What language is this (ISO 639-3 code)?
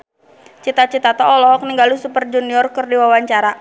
sun